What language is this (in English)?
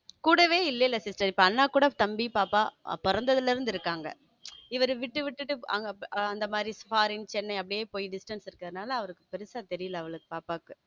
Tamil